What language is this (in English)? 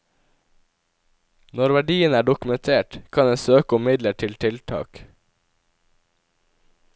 Norwegian